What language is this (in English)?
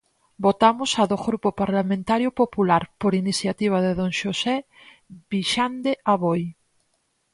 Galician